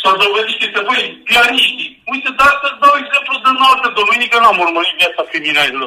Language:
Romanian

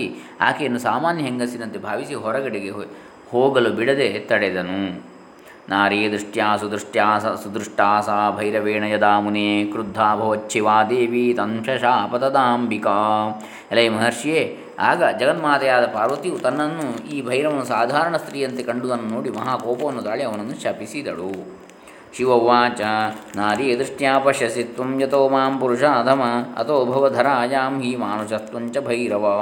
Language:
Kannada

